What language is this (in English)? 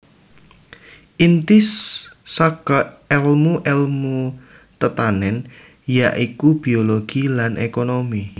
Javanese